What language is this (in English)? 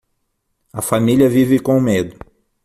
Portuguese